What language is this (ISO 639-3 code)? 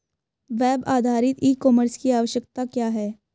hin